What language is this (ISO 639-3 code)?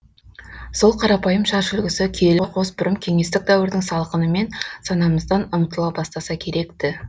kaz